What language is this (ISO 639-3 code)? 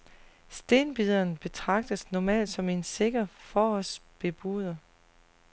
dan